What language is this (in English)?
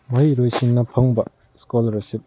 Manipuri